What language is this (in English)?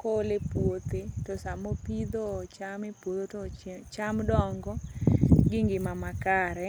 Luo (Kenya and Tanzania)